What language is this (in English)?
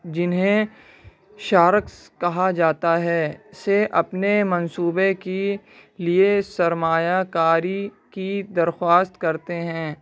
Urdu